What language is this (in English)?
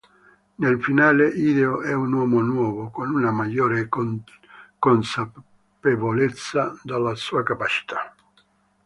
Italian